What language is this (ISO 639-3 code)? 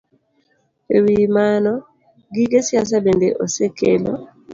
luo